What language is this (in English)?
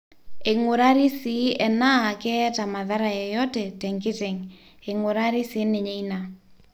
Masai